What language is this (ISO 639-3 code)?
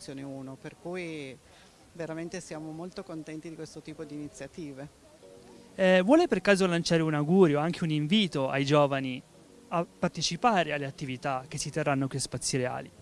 ita